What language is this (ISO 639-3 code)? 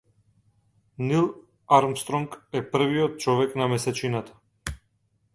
mkd